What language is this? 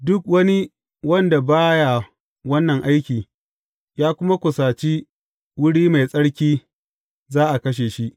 Hausa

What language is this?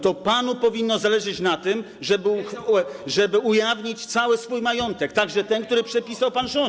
Polish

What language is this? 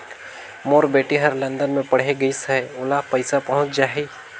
Chhattisgarhi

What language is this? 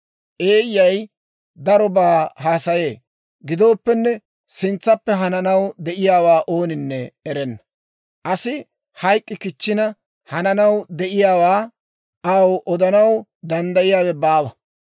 Dawro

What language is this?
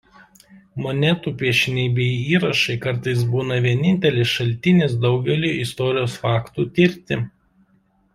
Lithuanian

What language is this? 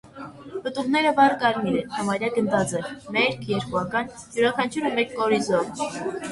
Armenian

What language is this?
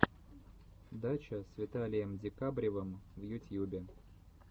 Russian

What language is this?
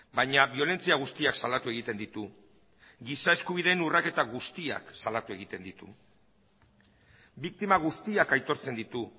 Basque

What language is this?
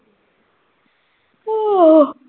Punjabi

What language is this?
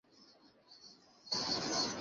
Bangla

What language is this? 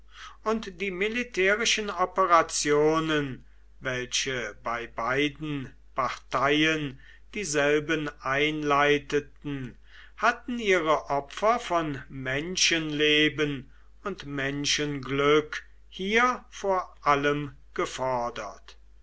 German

